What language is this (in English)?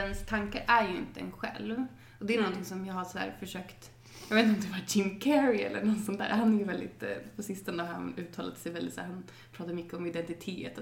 Swedish